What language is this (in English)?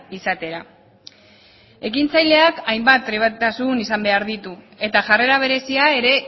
Basque